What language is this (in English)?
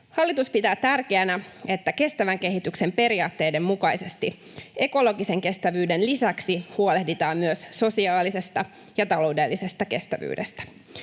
Finnish